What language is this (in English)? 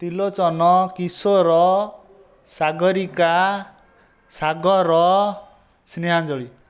Odia